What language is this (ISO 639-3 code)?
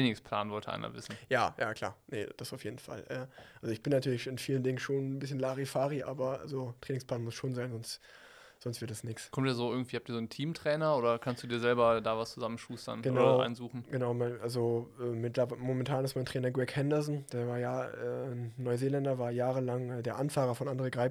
deu